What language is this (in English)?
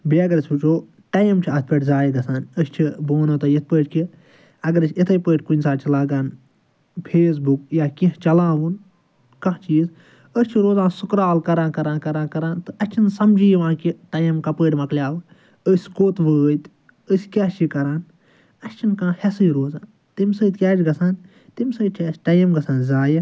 Kashmiri